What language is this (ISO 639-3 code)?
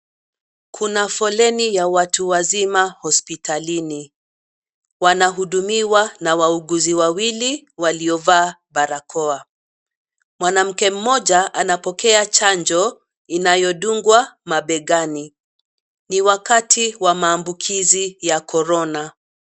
swa